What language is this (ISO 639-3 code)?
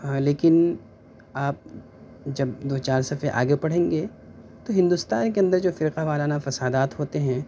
urd